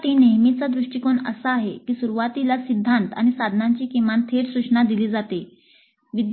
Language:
Marathi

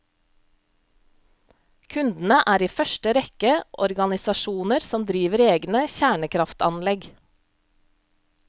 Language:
Norwegian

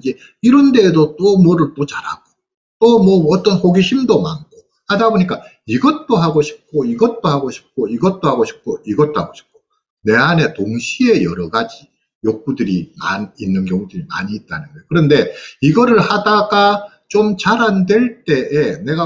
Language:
Korean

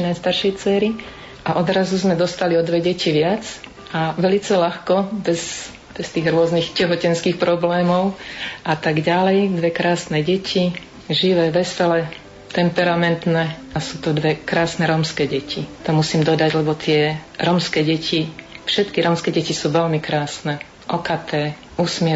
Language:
Slovak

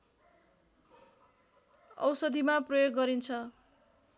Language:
Nepali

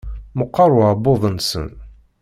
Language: Kabyle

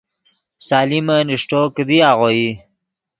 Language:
Yidgha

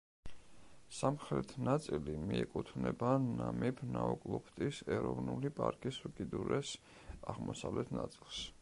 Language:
Georgian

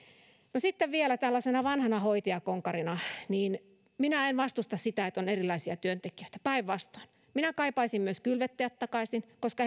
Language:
Finnish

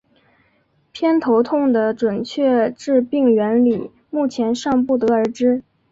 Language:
Chinese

